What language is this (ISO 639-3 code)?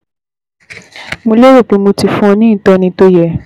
yor